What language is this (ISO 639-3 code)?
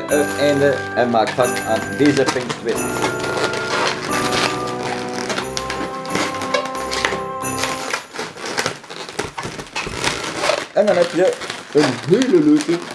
nld